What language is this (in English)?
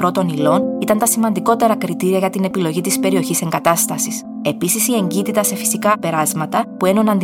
Greek